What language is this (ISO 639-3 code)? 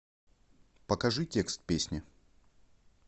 rus